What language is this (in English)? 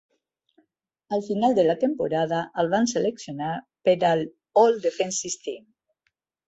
Catalan